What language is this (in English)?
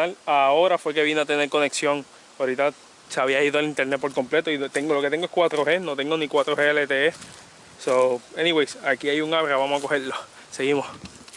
Spanish